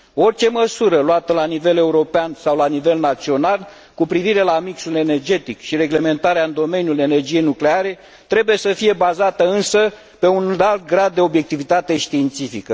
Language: Romanian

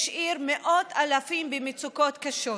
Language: Hebrew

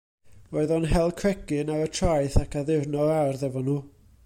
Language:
Welsh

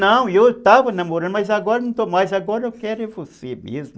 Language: Portuguese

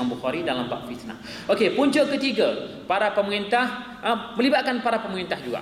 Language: Malay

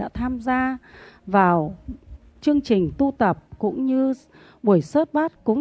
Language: Vietnamese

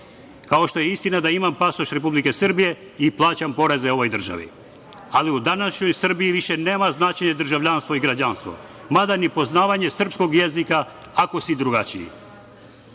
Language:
Serbian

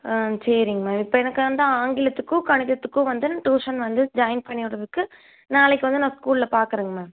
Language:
Tamil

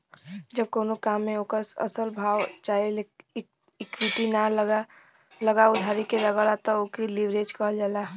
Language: Bhojpuri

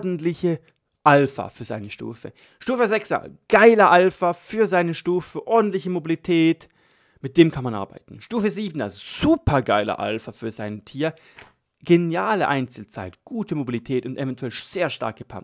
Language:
German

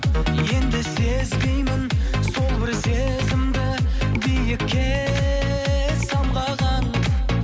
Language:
Kazakh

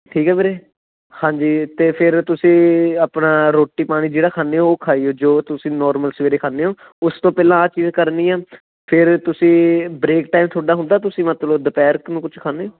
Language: Punjabi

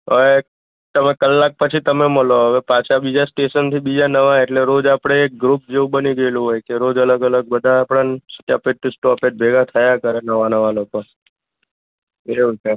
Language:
Gujarati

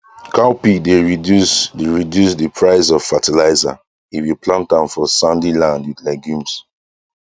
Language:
Nigerian Pidgin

